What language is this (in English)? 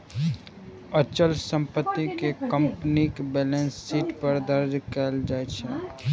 Maithili